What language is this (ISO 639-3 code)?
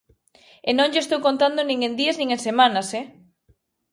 glg